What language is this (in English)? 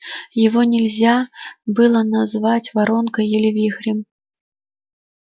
Russian